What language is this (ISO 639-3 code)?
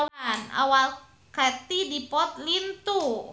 sun